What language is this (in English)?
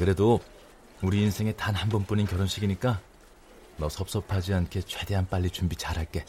Korean